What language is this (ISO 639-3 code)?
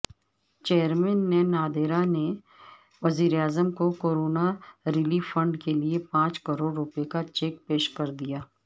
urd